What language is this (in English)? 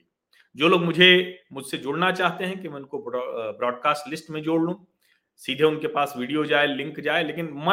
Hindi